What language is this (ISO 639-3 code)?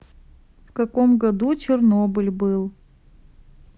rus